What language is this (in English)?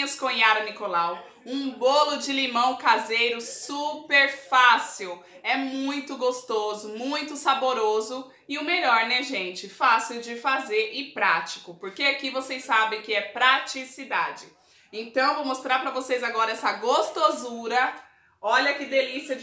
Portuguese